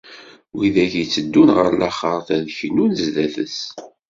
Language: Kabyle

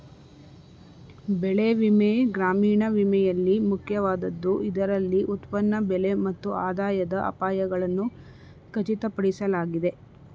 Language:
Kannada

